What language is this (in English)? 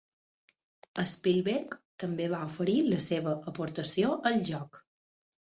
Catalan